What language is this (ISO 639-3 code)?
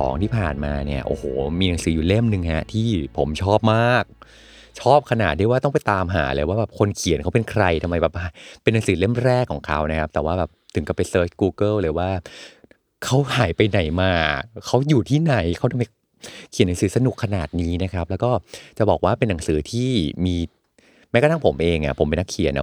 tha